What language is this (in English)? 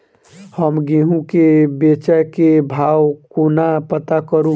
Maithili